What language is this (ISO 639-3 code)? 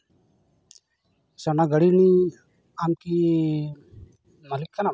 sat